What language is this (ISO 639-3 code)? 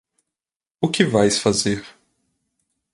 por